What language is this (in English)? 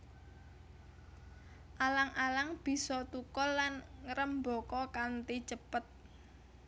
Javanese